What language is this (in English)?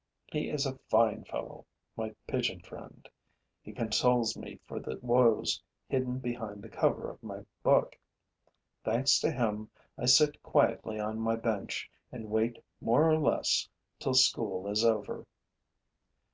English